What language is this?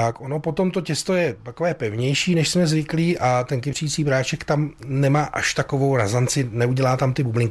Czech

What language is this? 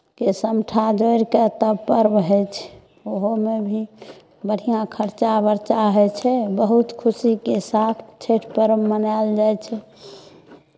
Maithili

